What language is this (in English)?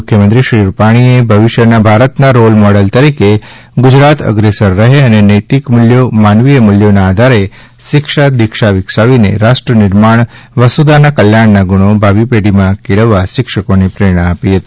Gujarati